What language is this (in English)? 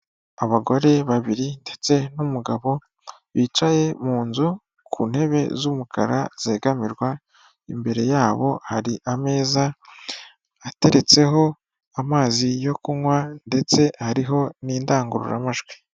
Kinyarwanda